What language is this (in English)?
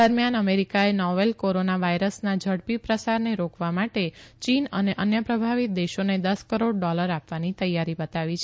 Gujarati